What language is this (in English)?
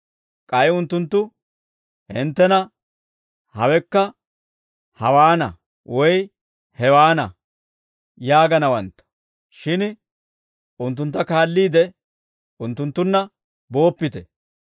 Dawro